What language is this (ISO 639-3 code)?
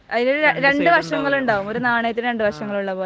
mal